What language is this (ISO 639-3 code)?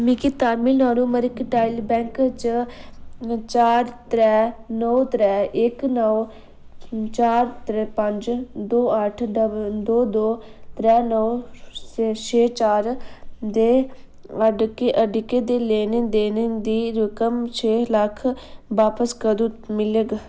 doi